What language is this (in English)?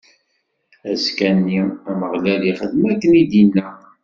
Kabyle